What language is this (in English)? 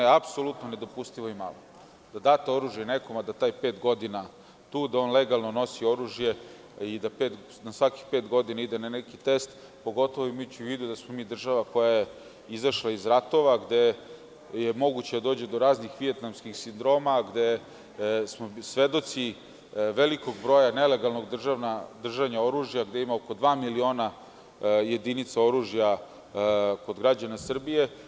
Serbian